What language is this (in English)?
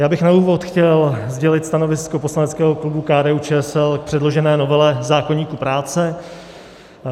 Czech